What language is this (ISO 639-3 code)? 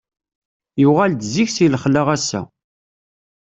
kab